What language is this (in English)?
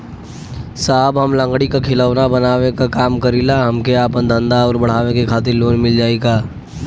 Bhojpuri